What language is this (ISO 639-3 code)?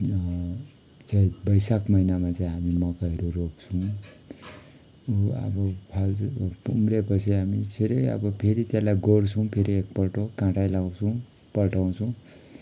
nep